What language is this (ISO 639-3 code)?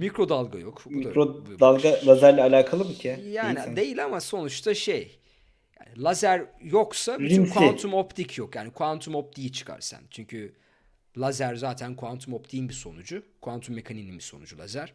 tur